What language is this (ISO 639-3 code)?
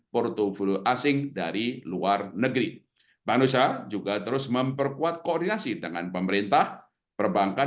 ind